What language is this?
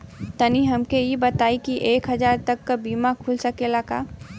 Bhojpuri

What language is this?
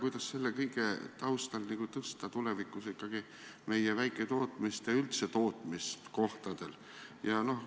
Estonian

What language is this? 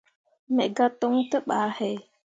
Mundang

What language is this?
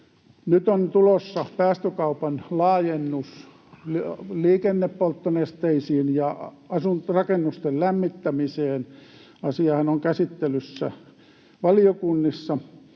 Finnish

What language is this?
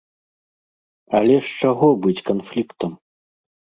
Belarusian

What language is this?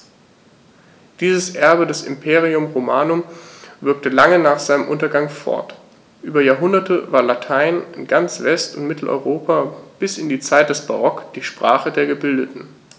German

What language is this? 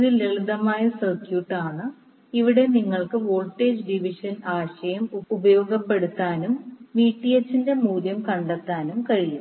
Malayalam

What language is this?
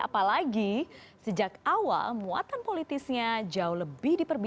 Indonesian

